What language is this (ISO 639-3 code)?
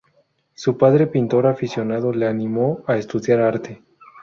spa